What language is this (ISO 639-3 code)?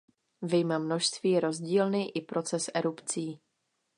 ces